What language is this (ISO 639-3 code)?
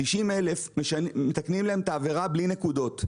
heb